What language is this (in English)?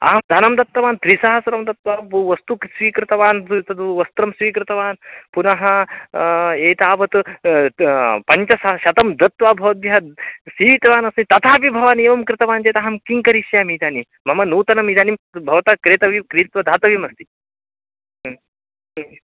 Sanskrit